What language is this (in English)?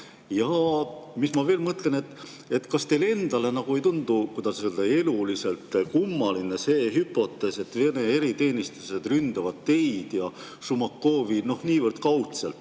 Estonian